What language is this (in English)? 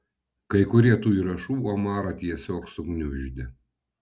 Lithuanian